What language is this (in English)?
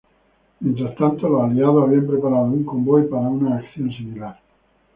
Spanish